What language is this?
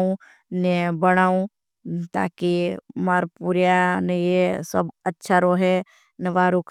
Bhili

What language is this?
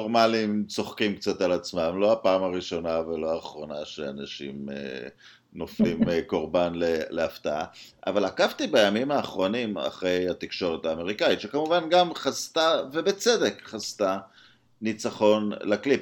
Hebrew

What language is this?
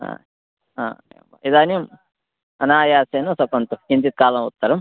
Sanskrit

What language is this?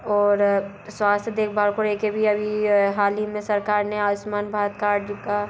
Hindi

